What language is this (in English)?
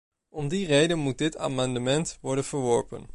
Dutch